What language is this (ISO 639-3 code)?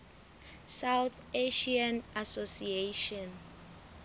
sot